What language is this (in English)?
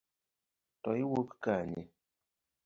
Luo (Kenya and Tanzania)